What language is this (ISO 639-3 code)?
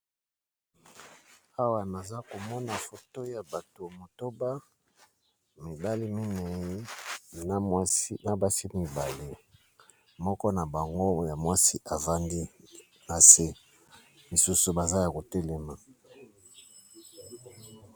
lin